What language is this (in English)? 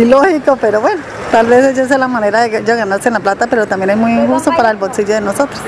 Spanish